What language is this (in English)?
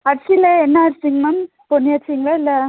Tamil